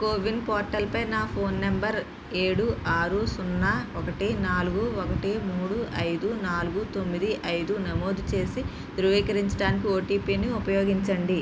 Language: Telugu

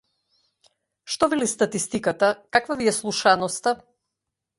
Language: Macedonian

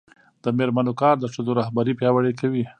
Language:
Pashto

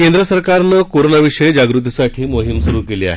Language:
Marathi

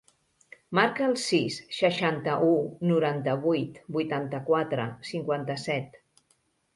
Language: Catalan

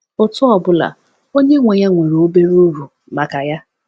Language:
Igbo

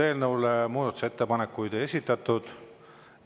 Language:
Estonian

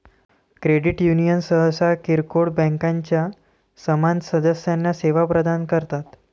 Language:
Marathi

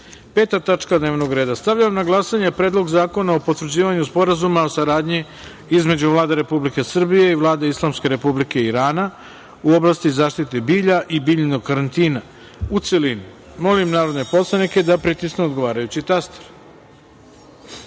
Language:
Serbian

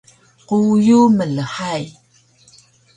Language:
Taroko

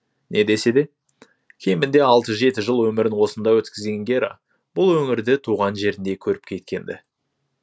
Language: Kazakh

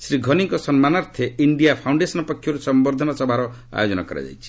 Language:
Odia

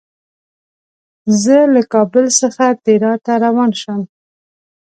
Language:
Pashto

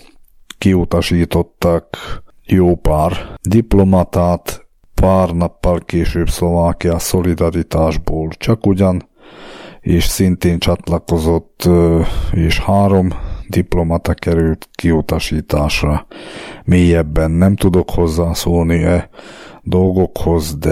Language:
Hungarian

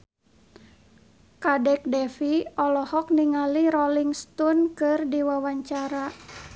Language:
Sundanese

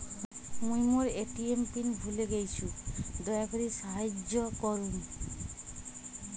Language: Bangla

